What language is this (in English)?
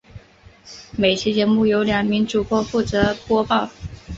Chinese